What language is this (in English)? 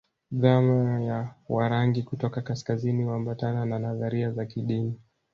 Swahili